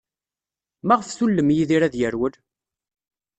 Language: Kabyle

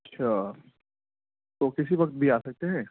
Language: Urdu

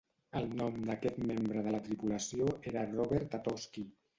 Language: Catalan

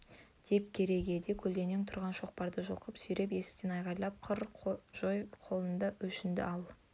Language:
Kazakh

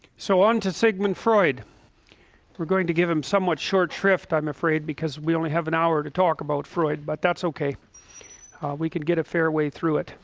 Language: English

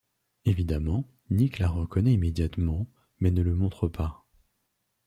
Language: French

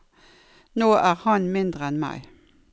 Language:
Norwegian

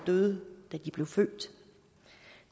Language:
Danish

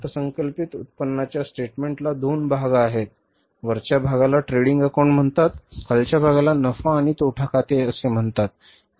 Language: Marathi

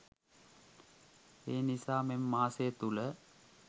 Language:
Sinhala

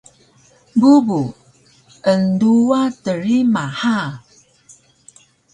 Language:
Taroko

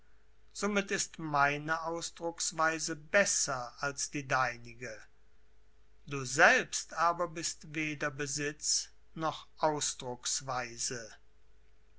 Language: German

